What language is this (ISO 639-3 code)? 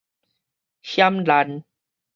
nan